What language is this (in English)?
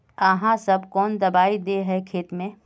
Magahi